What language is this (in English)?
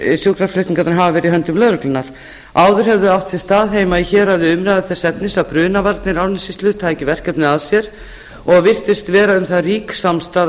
Icelandic